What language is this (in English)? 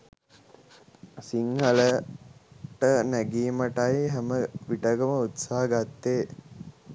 Sinhala